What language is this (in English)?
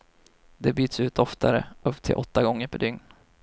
Swedish